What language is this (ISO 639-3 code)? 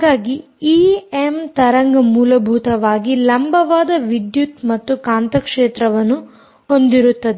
kan